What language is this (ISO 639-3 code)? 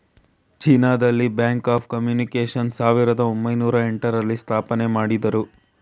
kan